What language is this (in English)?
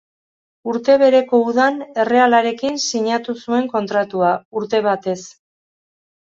Basque